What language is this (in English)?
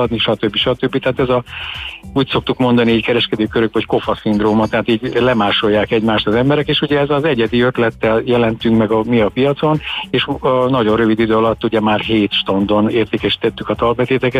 Hungarian